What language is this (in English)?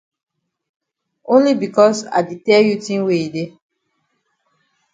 Cameroon Pidgin